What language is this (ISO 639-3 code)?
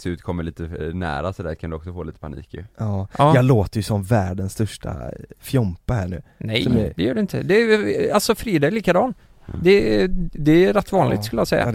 swe